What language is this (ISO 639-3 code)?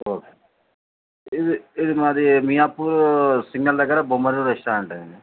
tel